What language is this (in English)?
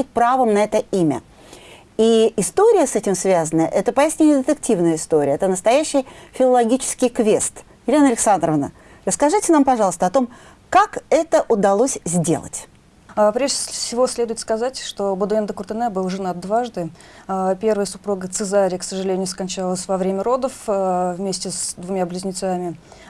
Russian